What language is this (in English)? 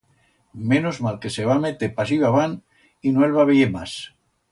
Aragonese